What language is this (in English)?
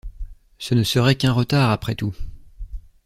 French